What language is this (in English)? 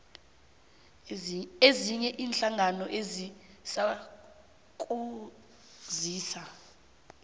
South Ndebele